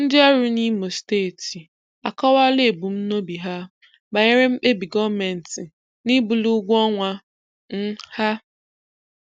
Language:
Igbo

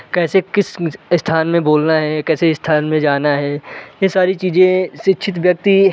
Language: Hindi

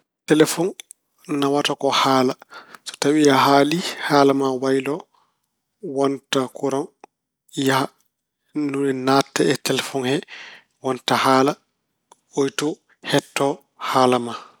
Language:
Fula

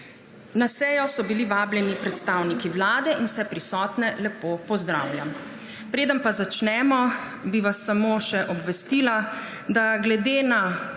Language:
Slovenian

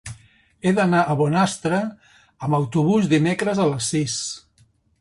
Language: Catalan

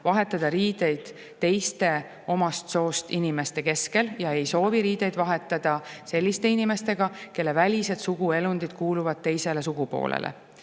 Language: Estonian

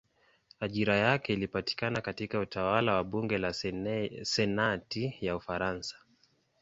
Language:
Swahili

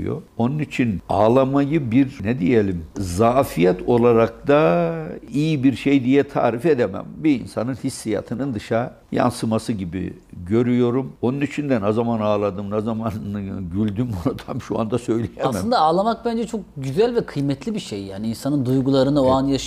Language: Turkish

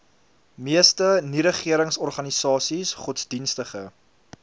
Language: Afrikaans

